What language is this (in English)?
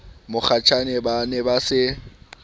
Southern Sotho